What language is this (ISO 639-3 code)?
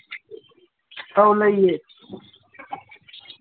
mni